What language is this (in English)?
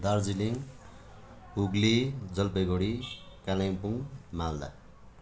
Nepali